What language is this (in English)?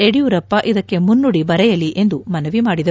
Kannada